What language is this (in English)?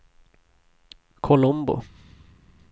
Swedish